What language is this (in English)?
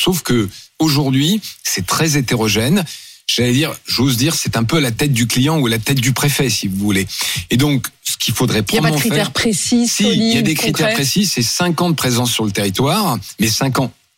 French